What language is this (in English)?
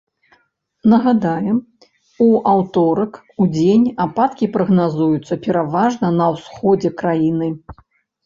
Belarusian